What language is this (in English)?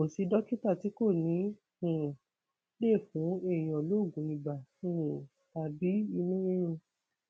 Yoruba